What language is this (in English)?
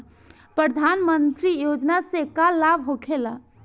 Bhojpuri